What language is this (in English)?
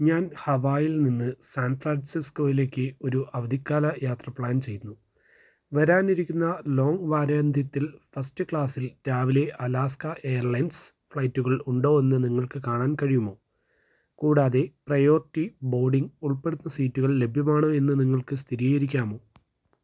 Malayalam